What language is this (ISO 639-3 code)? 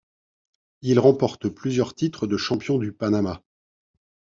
fra